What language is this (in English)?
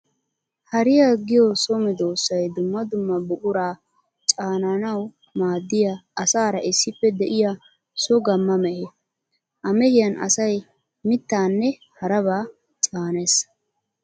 Wolaytta